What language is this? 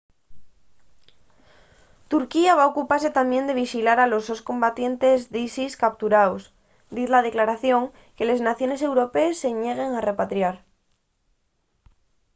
Asturian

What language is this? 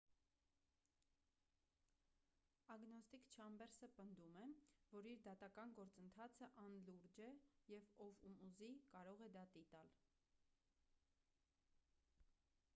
Armenian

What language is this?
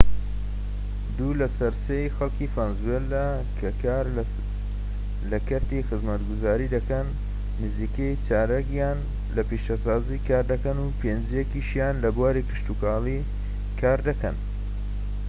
Central Kurdish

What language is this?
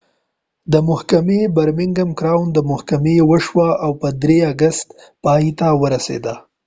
Pashto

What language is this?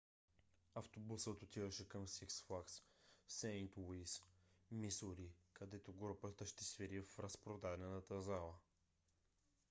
Bulgarian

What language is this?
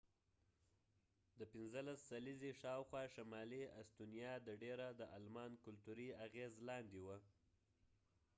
Pashto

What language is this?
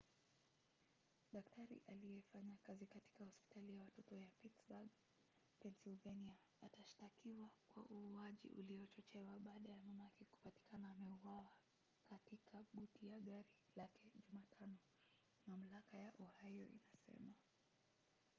Swahili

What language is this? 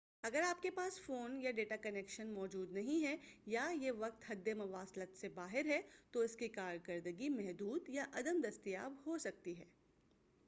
Urdu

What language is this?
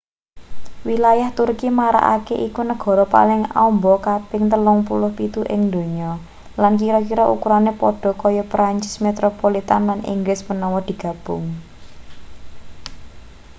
Javanese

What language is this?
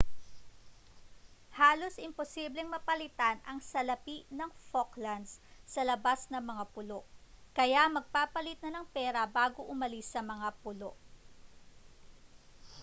Filipino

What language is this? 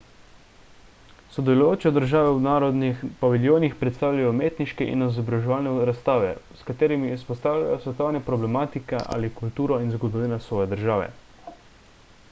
Slovenian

